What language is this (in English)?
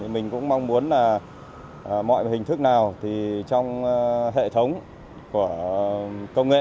Vietnamese